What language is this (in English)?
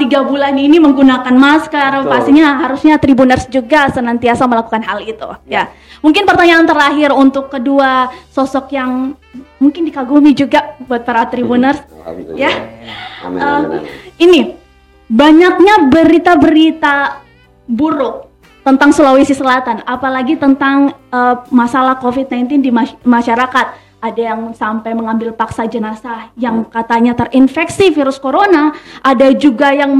Indonesian